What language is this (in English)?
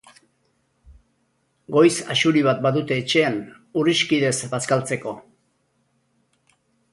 Basque